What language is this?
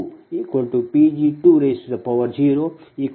Kannada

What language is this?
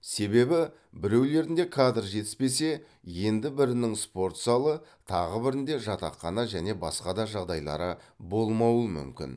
Kazakh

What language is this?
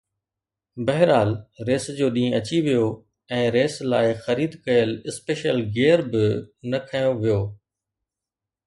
Sindhi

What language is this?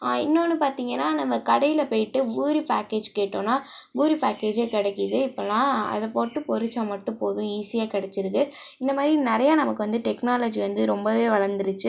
Tamil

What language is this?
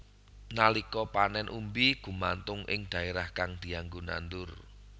Javanese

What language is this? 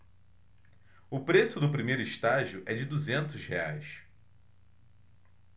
Portuguese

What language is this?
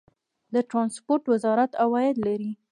Pashto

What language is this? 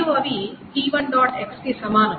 Telugu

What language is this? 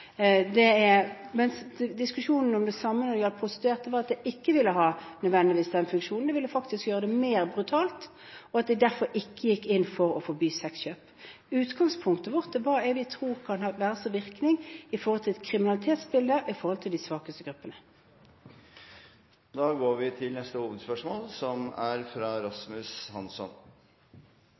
Norwegian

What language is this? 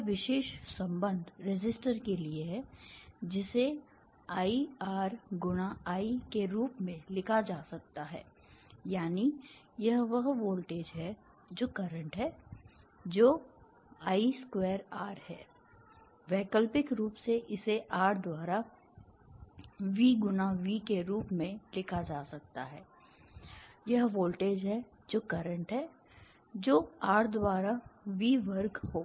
Hindi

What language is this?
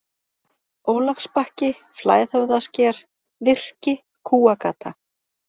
Icelandic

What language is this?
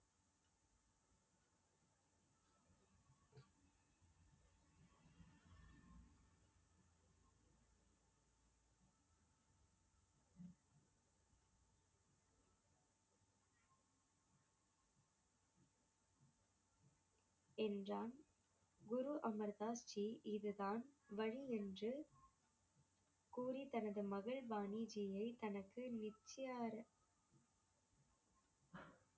Tamil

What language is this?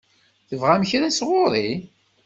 Kabyle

